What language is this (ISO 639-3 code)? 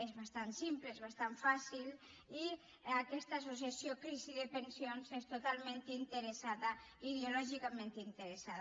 cat